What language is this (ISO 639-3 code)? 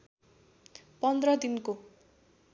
nep